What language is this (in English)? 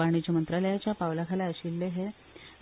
Konkani